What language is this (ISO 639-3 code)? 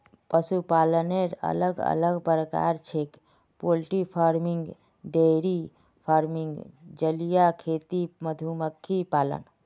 mag